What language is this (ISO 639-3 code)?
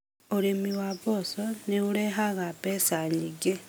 kik